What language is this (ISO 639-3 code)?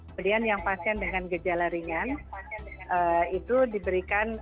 ind